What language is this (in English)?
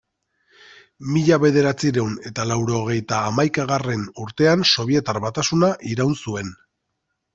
Basque